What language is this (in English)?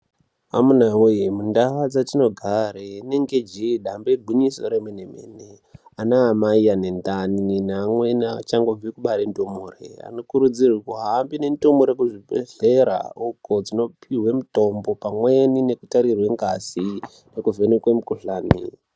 Ndau